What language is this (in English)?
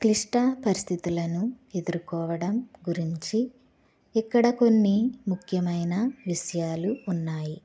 Telugu